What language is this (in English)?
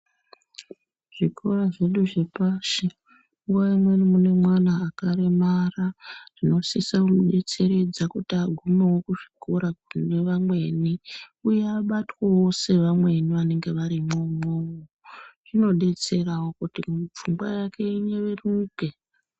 Ndau